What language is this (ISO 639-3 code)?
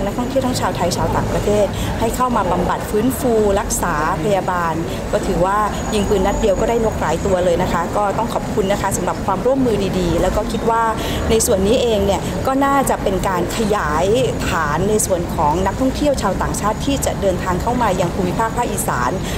tha